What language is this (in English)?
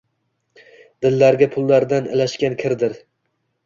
Uzbek